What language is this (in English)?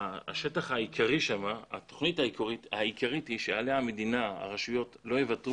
Hebrew